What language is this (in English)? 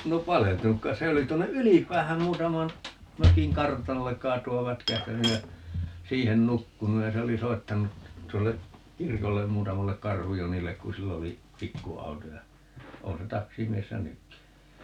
Finnish